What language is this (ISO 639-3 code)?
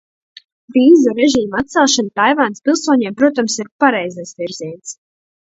lav